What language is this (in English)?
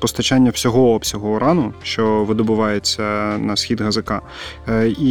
Ukrainian